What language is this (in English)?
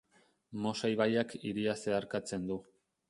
Basque